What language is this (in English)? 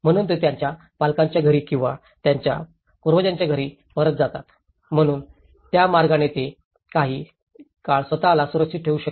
Marathi